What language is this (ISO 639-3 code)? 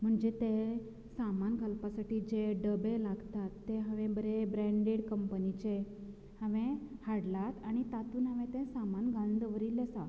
kok